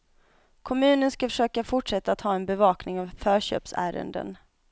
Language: Swedish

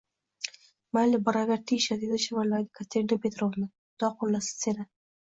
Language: Uzbek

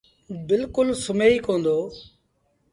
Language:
Sindhi Bhil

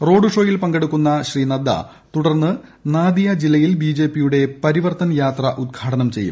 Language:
Malayalam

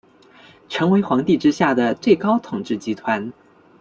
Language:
Chinese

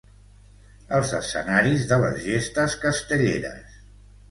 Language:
Catalan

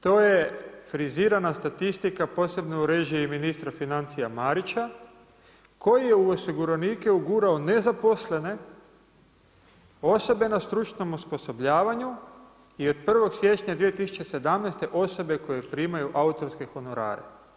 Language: Croatian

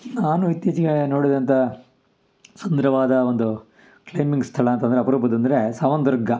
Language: Kannada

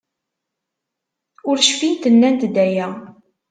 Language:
Kabyle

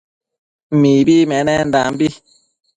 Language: Matsés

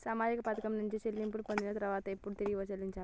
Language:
Telugu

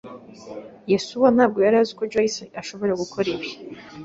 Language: Kinyarwanda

